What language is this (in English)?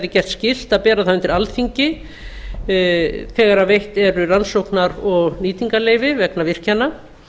Icelandic